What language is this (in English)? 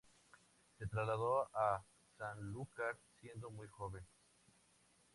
Spanish